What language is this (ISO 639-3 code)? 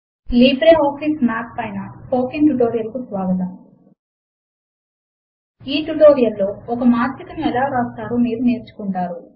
tel